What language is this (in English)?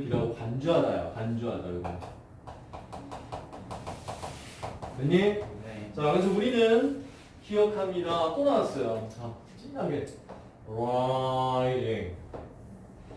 Korean